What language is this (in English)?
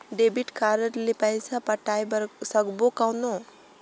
Chhattisgarhi